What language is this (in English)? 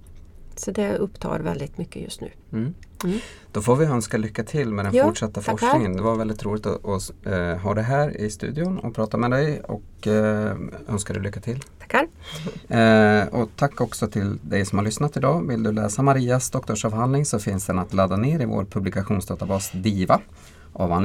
Swedish